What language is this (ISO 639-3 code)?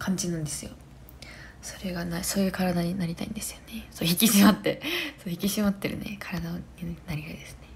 jpn